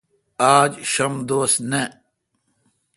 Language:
Kalkoti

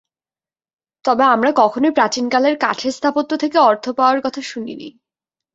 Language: Bangla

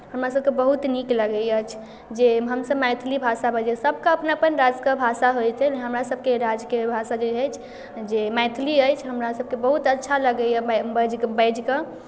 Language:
Maithili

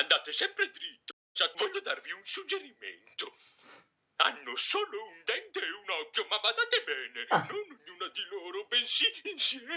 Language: Italian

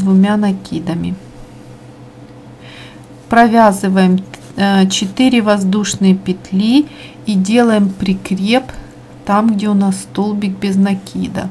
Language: Russian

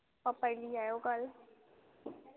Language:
Dogri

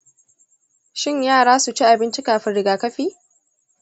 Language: Hausa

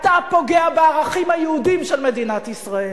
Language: Hebrew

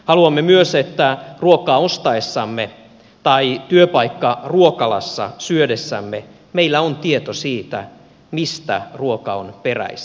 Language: Finnish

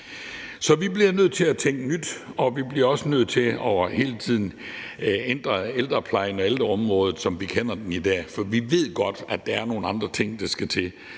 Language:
Danish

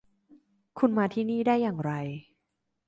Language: Thai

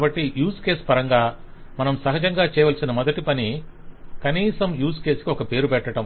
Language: Telugu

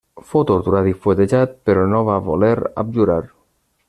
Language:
Catalan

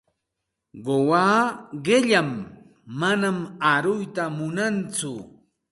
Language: Santa Ana de Tusi Pasco Quechua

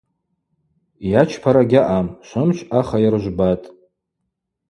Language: Abaza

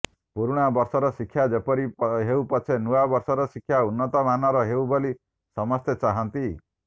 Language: Odia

